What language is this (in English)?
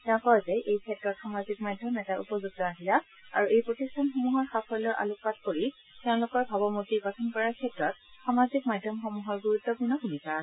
Assamese